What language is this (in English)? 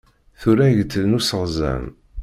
Kabyle